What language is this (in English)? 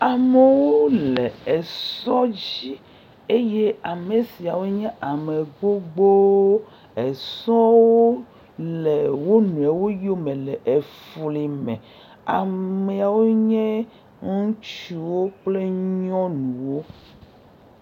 Ewe